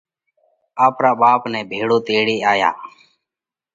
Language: Parkari Koli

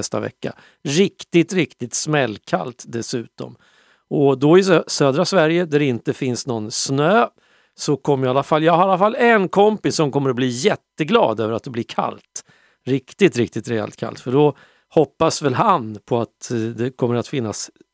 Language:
Swedish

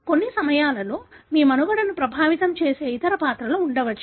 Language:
Telugu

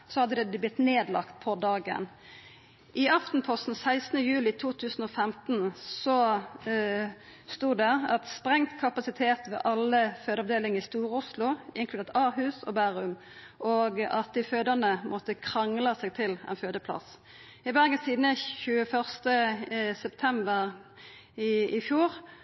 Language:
Norwegian Nynorsk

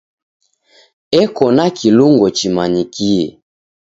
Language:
Taita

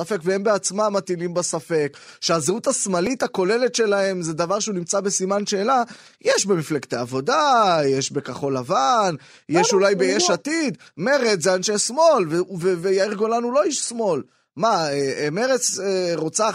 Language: Hebrew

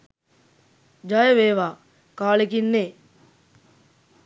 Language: Sinhala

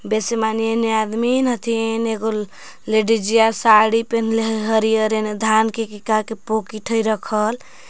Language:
Magahi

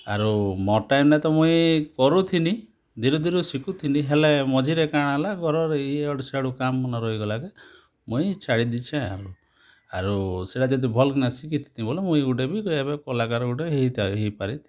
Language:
Odia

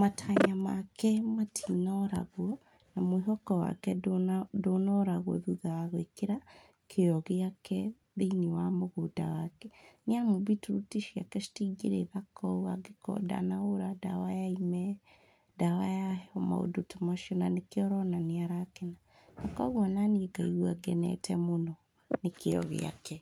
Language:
Kikuyu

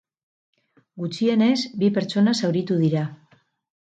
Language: Basque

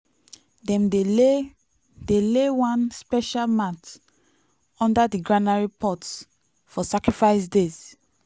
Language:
Nigerian Pidgin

